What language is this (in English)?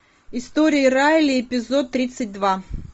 Russian